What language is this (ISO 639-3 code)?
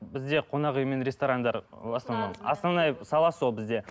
kaz